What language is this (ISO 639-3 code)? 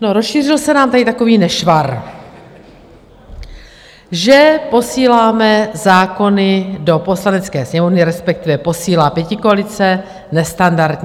ces